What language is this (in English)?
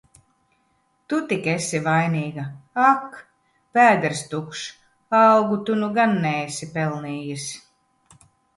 Latvian